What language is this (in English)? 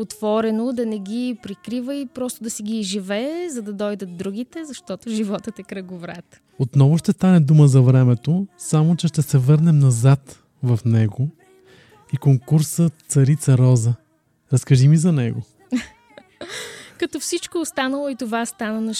Bulgarian